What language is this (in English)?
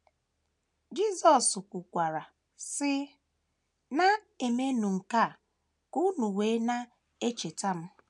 Igbo